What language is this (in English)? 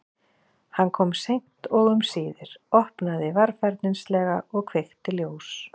Icelandic